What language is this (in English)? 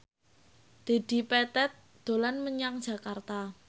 Javanese